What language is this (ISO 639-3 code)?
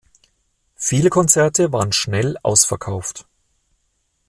deu